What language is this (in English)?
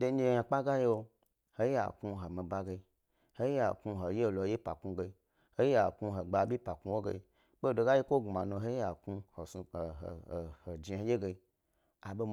Gbari